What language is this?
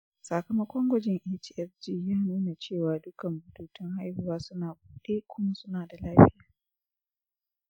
Hausa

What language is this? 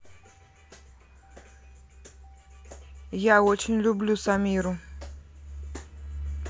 Russian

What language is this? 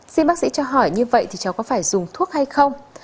Vietnamese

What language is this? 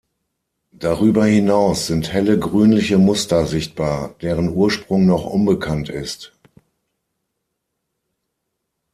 German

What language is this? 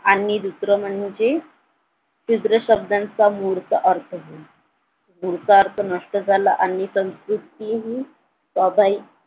Marathi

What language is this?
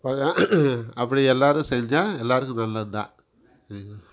Tamil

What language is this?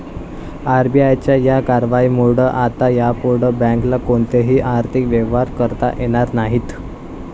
Marathi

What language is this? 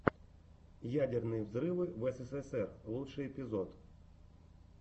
Russian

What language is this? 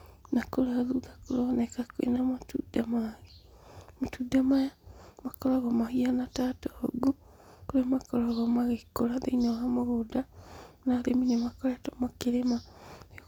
Kikuyu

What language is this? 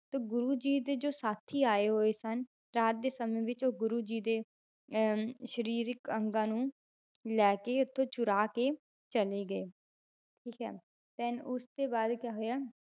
Punjabi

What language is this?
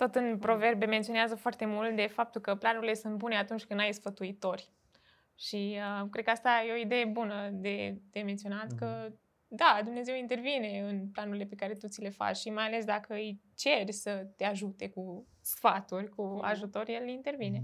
Romanian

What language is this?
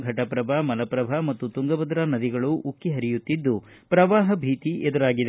Kannada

